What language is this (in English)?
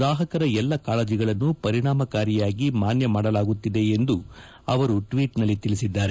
Kannada